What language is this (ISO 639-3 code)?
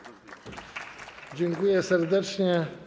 pol